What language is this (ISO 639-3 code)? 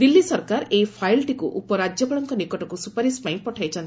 ori